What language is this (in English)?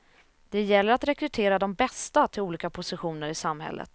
Swedish